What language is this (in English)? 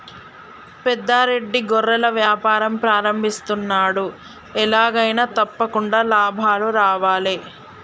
Telugu